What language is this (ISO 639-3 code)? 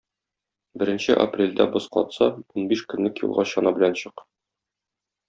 tat